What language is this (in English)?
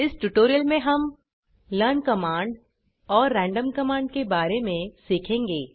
Hindi